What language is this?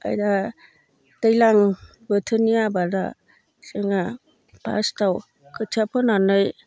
Bodo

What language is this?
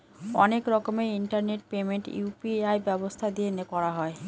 Bangla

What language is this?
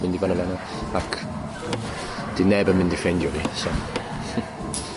Welsh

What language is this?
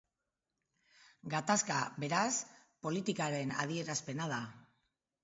Basque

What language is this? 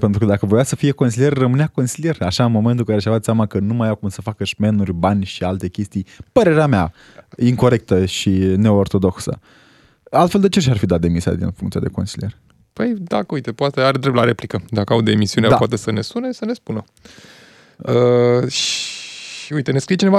Romanian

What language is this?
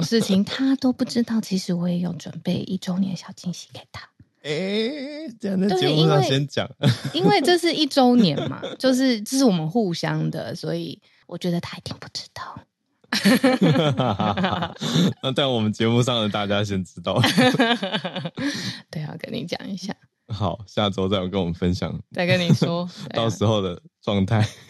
Chinese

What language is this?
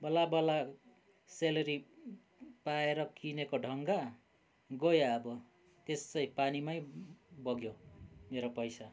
Nepali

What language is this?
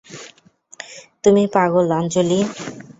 Bangla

